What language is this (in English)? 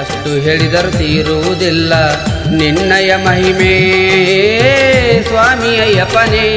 Kannada